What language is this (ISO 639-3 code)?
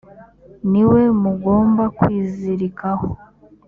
kin